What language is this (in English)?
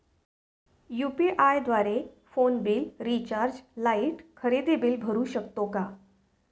Marathi